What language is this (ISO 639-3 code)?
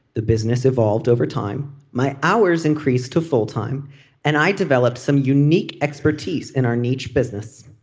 eng